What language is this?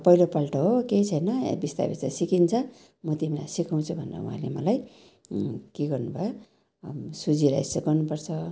Nepali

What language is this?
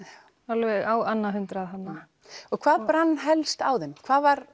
Icelandic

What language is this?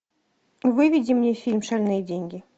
Russian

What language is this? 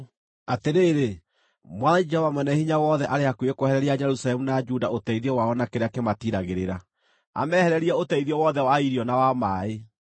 Kikuyu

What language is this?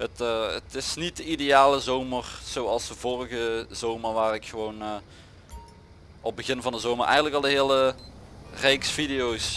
Dutch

